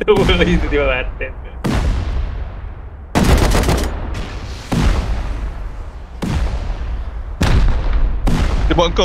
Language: Malay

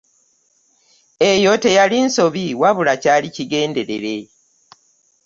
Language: Ganda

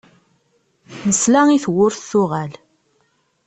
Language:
Kabyle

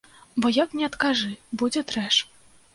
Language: Belarusian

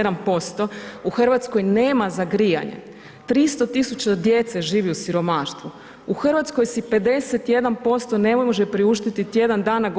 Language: Croatian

